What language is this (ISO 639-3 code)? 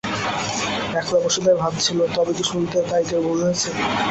ben